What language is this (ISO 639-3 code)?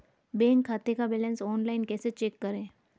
hin